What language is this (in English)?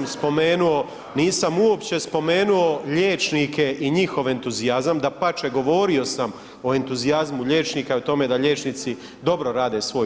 Croatian